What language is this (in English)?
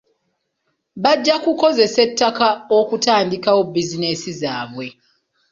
Ganda